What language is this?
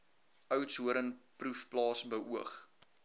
Afrikaans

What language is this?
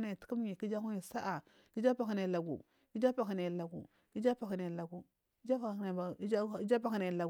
Marghi South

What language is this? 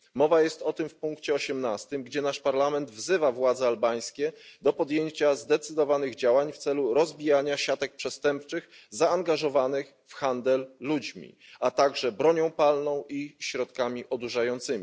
Polish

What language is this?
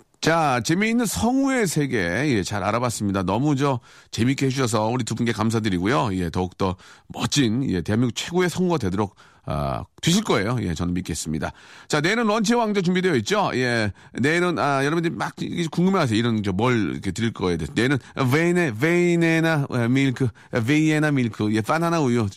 Korean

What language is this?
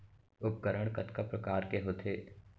Chhattisgarhi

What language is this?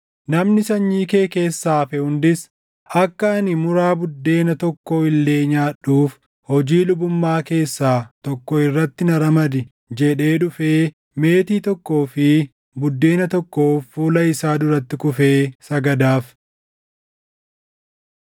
Oromo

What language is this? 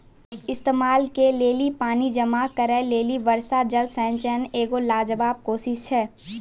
Maithili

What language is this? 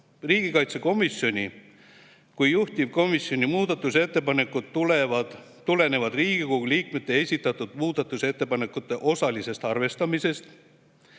Estonian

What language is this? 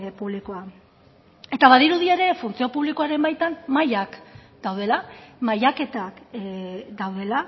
Basque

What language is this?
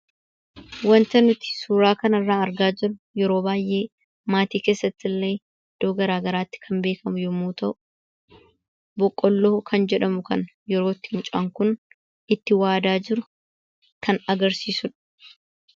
Oromo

